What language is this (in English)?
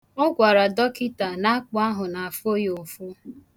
Igbo